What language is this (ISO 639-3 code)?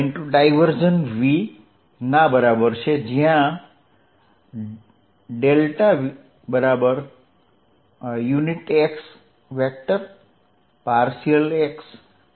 guj